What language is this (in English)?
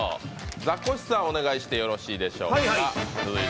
Japanese